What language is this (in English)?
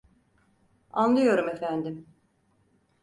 Turkish